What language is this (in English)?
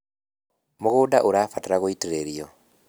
Kikuyu